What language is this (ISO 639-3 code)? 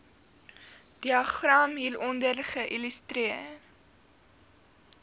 afr